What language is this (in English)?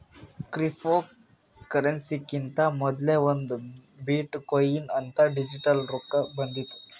Kannada